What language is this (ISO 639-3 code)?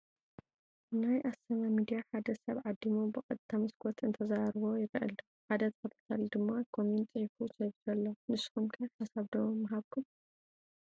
tir